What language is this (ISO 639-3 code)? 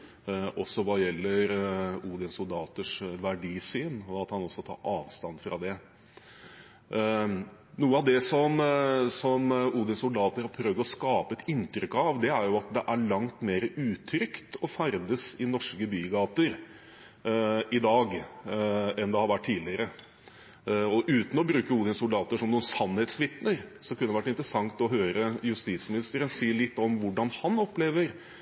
nob